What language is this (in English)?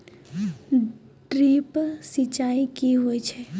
Maithili